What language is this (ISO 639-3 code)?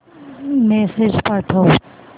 mar